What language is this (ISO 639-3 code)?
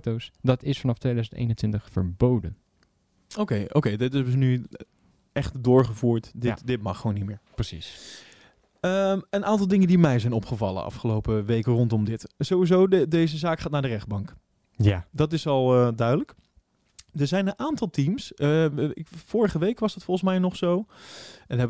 nld